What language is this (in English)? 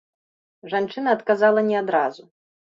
Belarusian